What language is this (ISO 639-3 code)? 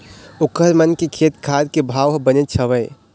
hne